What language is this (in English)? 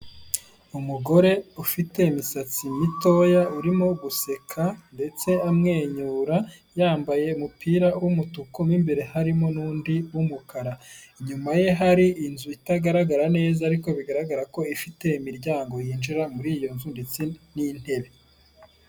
Kinyarwanda